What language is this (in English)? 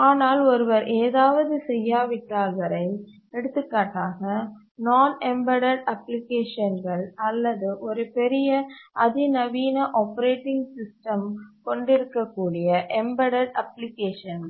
Tamil